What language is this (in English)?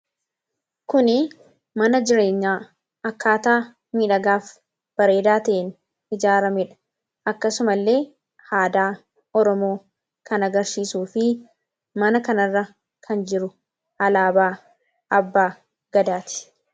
Oromo